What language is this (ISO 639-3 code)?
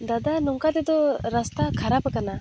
sat